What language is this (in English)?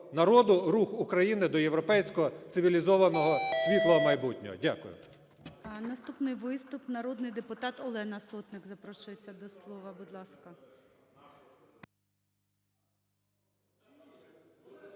Ukrainian